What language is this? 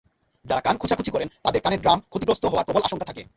Bangla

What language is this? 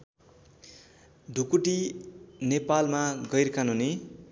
Nepali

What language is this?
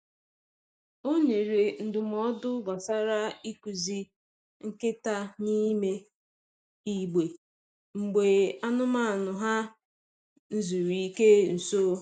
Igbo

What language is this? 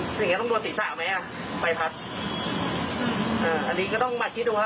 Thai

